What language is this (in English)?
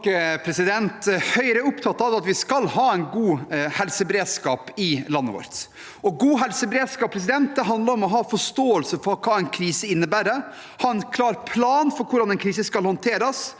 Norwegian